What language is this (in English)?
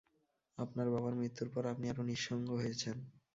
Bangla